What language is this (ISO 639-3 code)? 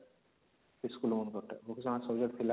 ori